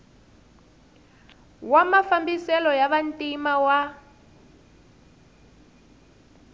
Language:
Tsonga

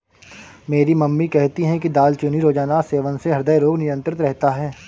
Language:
Hindi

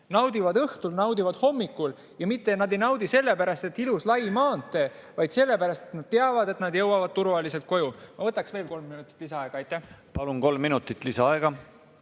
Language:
Estonian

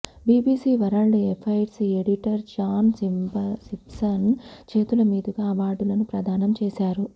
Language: Telugu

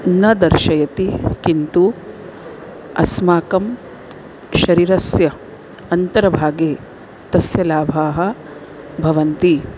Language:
Sanskrit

